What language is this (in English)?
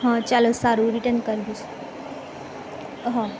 Gujarati